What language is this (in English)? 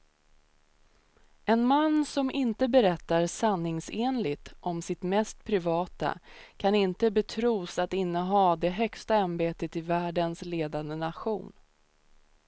Swedish